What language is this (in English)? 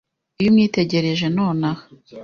Kinyarwanda